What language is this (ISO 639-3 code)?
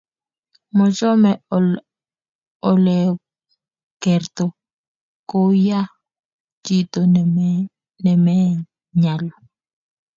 kln